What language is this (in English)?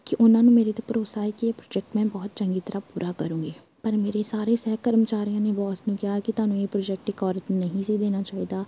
Punjabi